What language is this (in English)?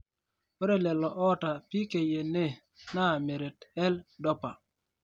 Masai